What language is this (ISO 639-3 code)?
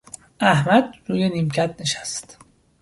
fas